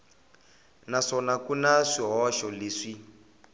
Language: Tsonga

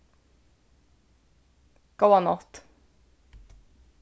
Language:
Faroese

